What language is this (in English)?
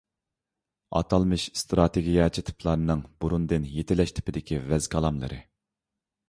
Uyghur